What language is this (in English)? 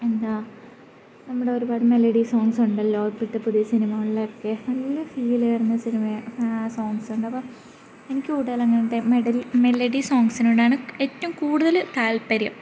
Malayalam